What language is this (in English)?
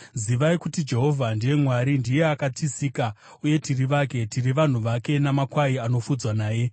Shona